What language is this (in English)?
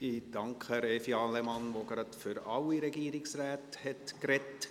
Swiss German